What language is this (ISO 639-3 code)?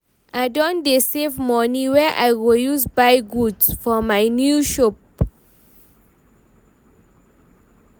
pcm